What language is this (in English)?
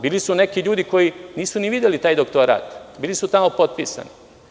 Serbian